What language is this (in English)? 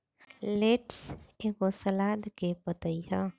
Bhojpuri